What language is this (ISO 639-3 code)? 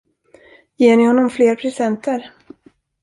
swe